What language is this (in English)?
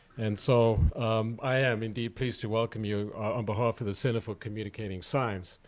English